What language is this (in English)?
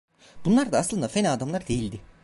Turkish